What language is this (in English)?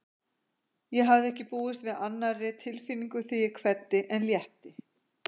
Icelandic